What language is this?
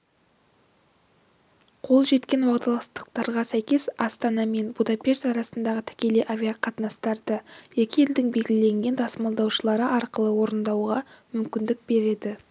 Kazakh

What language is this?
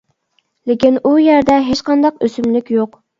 Uyghur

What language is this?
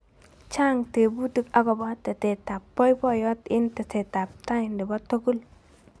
Kalenjin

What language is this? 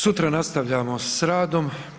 Croatian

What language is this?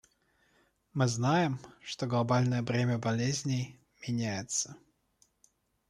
Russian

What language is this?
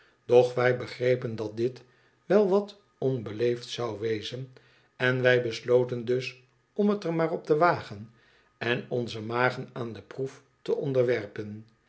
Dutch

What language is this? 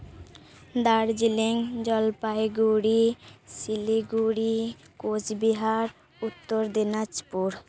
Santali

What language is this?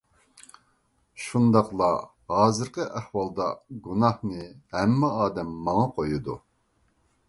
Uyghur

